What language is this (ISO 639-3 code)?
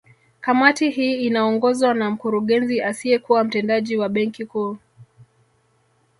swa